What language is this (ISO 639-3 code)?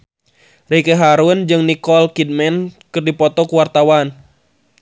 sun